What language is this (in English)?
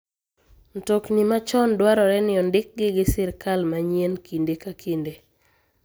Luo (Kenya and Tanzania)